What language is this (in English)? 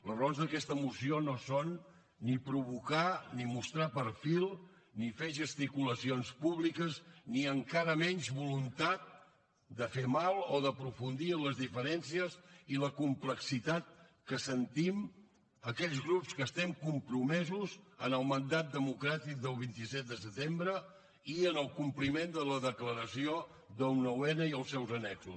Catalan